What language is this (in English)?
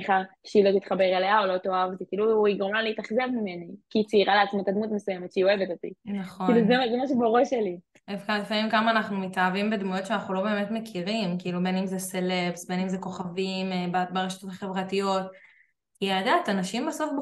Hebrew